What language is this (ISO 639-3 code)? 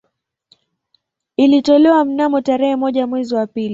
swa